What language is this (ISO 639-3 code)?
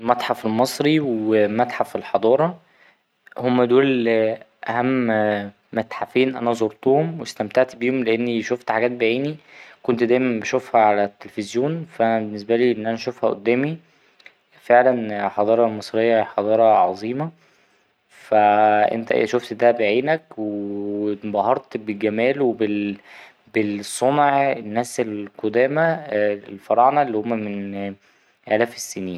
arz